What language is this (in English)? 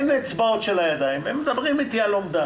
Hebrew